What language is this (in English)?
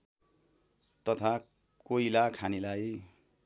Nepali